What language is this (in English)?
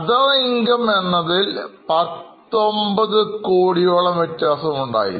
Malayalam